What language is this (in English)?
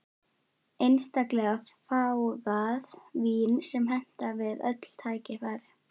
Icelandic